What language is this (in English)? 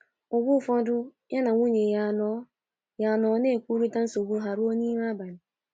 Igbo